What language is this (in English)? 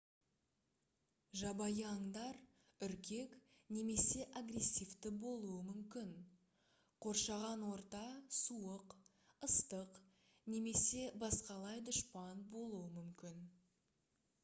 Kazakh